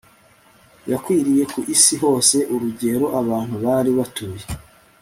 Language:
Kinyarwanda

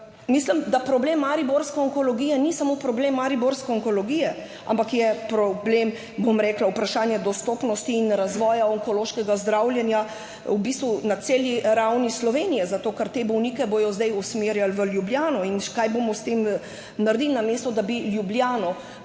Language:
Slovenian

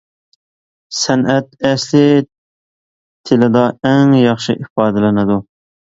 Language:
Uyghur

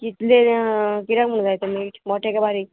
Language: Konkani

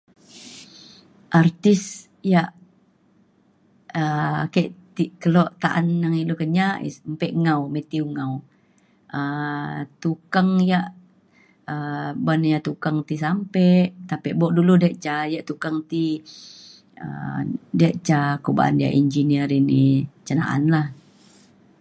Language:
Mainstream Kenyah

